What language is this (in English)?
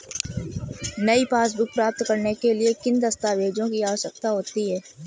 Hindi